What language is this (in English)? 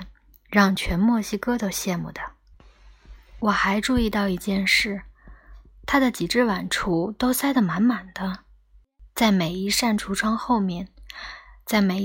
Chinese